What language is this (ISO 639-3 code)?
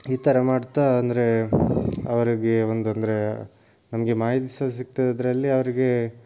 kan